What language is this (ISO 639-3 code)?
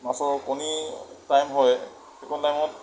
asm